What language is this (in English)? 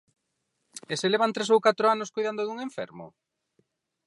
Galician